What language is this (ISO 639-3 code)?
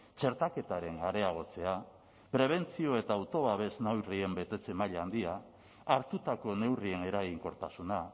eus